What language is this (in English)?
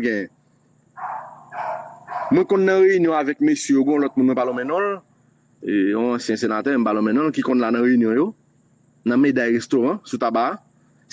French